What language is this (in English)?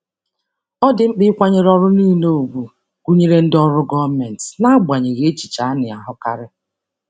Igbo